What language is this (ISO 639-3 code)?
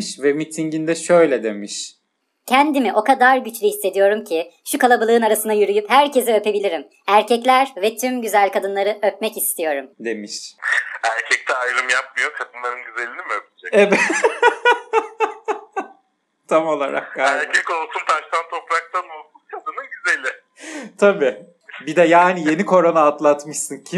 tur